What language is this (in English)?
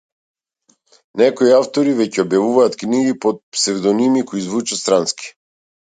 Macedonian